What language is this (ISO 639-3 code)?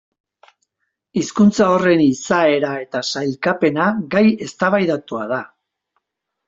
eus